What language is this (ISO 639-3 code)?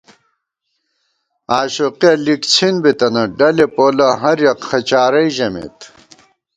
gwt